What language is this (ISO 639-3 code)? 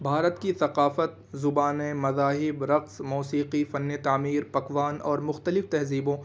urd